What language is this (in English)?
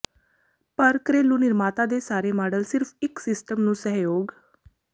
Punjabi